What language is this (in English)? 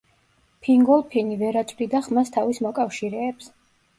Georgian